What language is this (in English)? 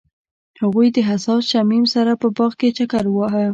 Pashto